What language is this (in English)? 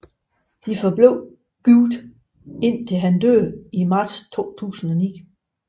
Danish